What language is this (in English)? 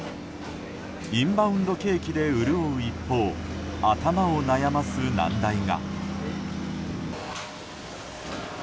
Japanese